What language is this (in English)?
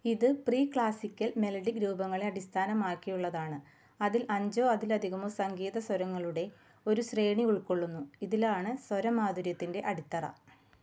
Malayalam